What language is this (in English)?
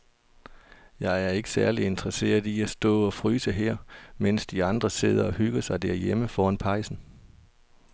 Danish